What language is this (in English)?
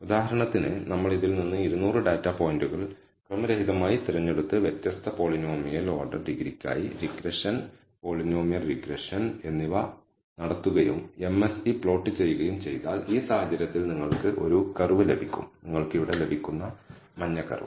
Malayalam